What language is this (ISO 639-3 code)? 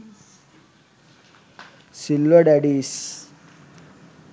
sin